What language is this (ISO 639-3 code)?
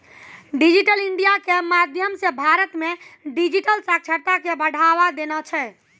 mai